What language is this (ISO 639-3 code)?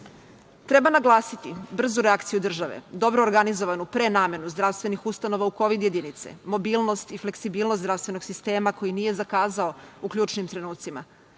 srp